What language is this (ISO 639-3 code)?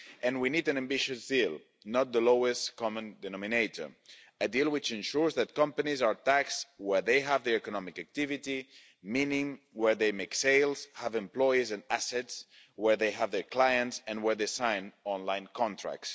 eng